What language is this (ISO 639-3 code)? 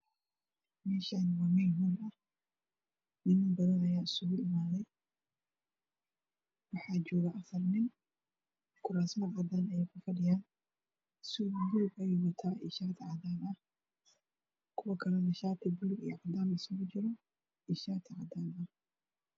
som